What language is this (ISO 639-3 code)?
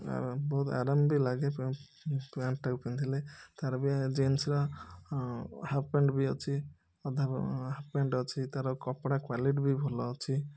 ori